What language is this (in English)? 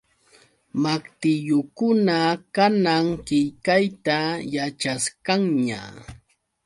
Yauyos Quechua